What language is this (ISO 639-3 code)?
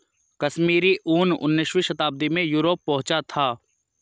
hin